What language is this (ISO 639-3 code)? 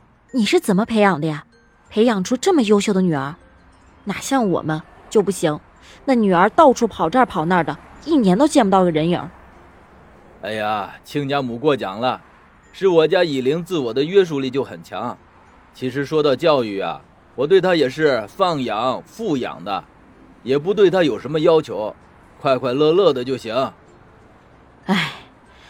zho